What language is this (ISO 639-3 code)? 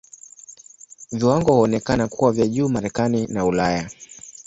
swa